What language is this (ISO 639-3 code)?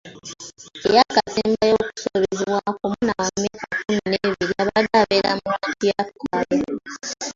lug